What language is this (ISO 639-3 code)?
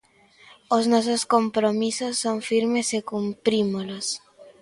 glg